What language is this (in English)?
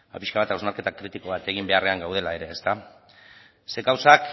Basque